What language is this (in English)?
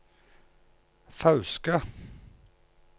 Norwegian